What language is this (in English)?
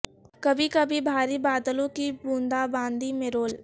Urdu